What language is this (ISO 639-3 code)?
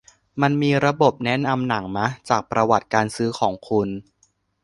tha